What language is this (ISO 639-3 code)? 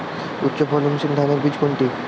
ben